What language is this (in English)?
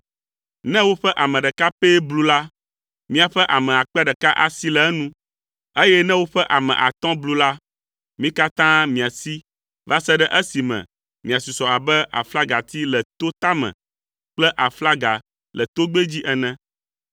Ewe